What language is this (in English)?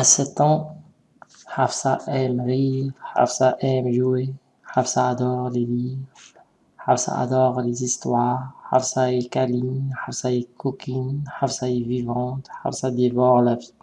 French